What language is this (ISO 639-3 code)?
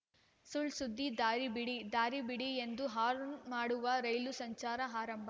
kan